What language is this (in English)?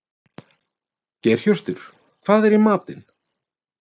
Icelandic